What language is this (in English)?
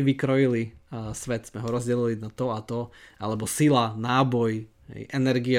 Slovak